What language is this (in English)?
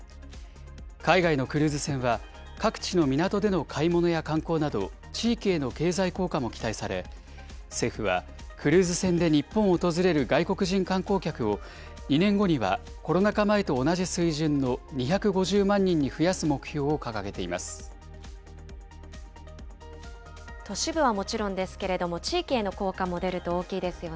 Japanese